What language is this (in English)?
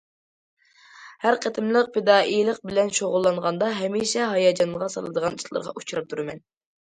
Uyghur